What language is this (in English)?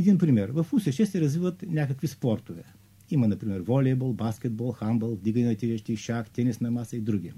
Bulgarian